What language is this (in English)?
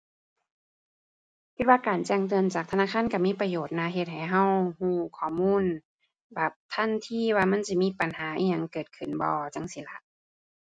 Thai